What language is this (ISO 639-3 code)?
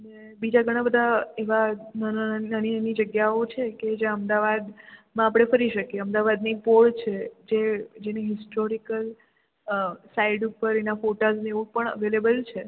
guj